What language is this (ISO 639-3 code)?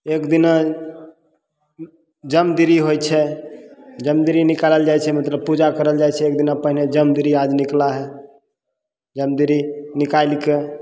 mai